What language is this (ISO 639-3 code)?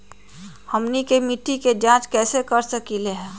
mag